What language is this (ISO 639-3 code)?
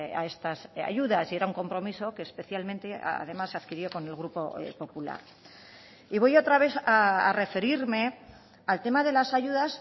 spa